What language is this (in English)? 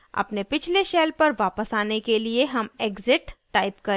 Hindi